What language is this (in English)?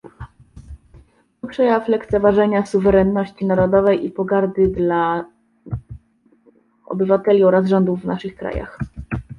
Polish